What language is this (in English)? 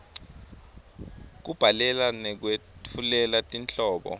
Swati